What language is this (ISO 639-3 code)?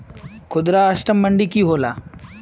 mag